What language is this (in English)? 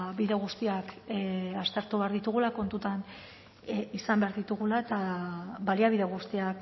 Basque